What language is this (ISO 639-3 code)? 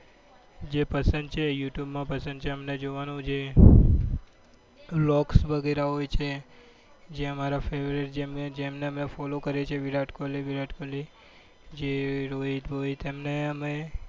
guj